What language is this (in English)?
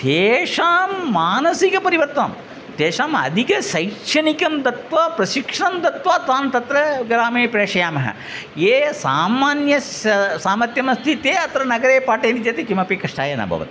Sanskrit